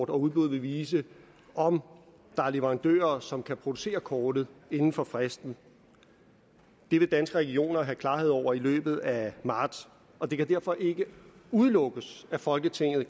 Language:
Danish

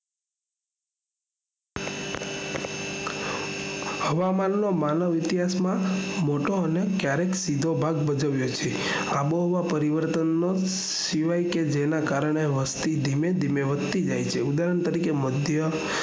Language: Gujarati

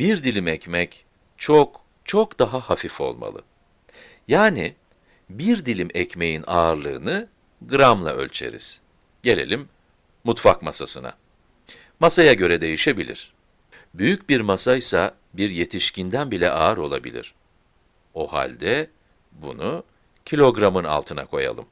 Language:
Turkish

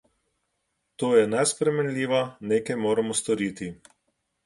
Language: Slovenian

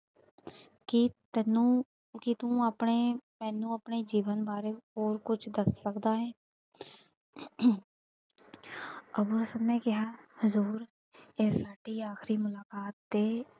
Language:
Punjabi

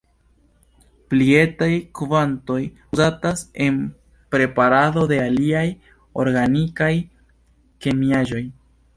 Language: Esperanto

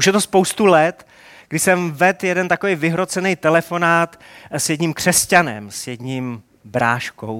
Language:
Czech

